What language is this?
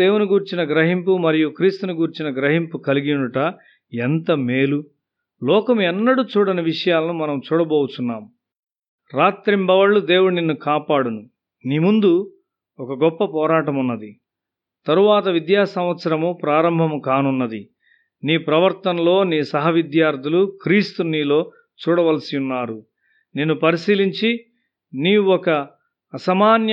Telugu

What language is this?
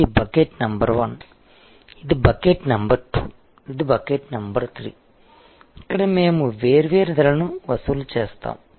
Telugu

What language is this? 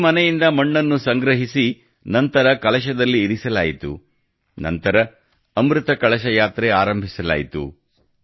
Kannada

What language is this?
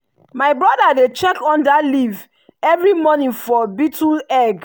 Nigerian Pidgin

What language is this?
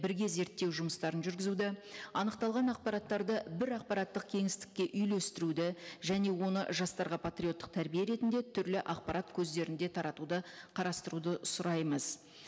Kazakh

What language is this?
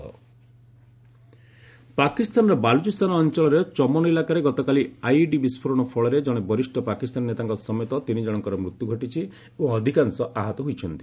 Odia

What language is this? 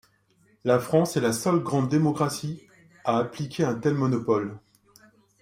French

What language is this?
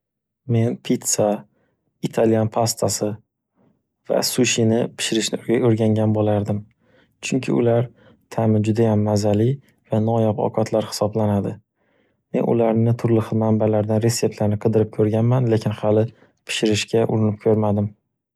Uzbek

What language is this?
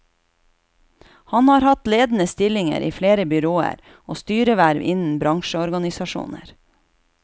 Norwegian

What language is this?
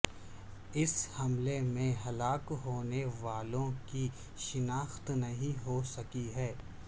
Urdu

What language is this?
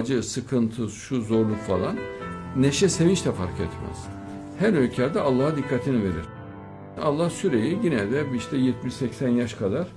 Turkish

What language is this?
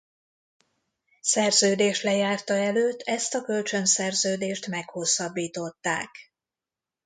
Hungarian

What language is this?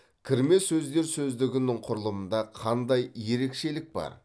Kazakh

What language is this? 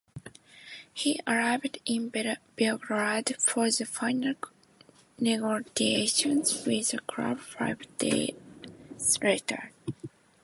English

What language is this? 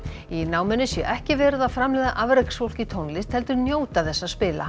Icelandic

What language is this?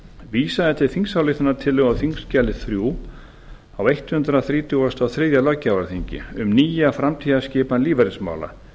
Icelandic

